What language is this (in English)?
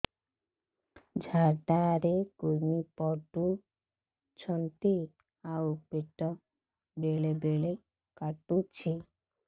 Odia